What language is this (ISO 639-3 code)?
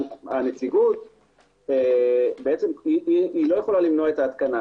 heb